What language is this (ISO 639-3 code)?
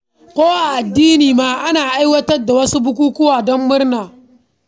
hau